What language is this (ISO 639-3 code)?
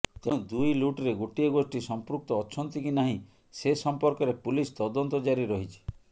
ori